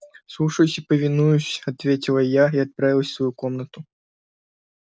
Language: Russian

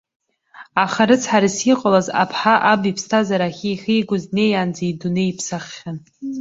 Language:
Abkhazian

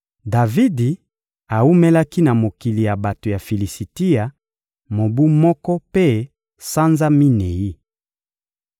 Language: Lingala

